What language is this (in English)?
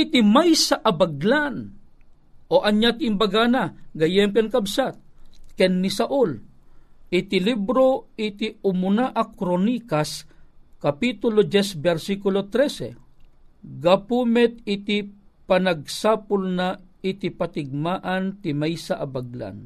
Filipino